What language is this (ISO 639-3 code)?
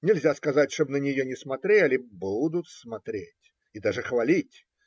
rus